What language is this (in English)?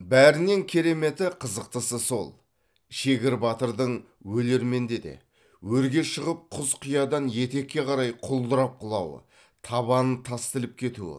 Kazakh